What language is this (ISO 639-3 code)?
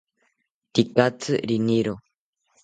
cpy